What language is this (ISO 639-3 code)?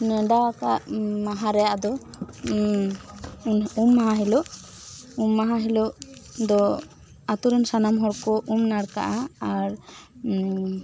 sat